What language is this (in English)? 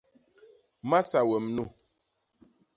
Basaa